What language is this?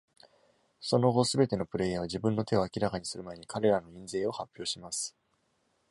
Japanese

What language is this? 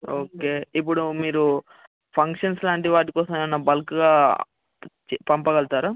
Telugu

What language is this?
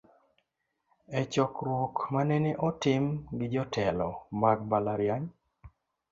Luo (Kenya and Tanzania)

